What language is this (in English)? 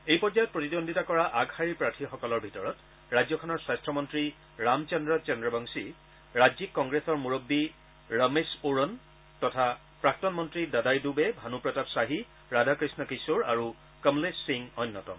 Assamese